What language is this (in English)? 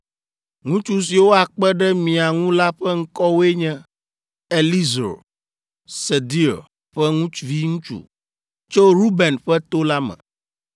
Ewe